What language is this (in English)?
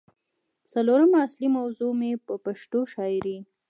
Pashto